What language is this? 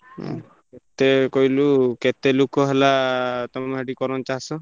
Odia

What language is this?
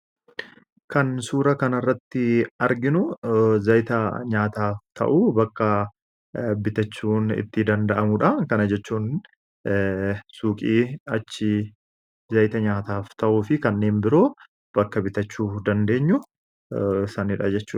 Oromo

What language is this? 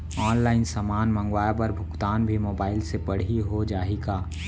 Chhattisgarhi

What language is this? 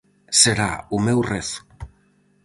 Galician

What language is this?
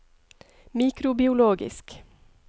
Norwegian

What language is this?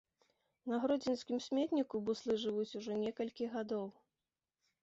Belarusian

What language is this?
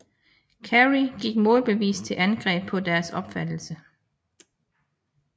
Danish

